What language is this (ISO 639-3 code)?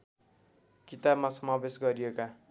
nep